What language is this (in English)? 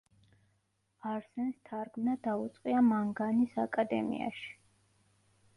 Georgian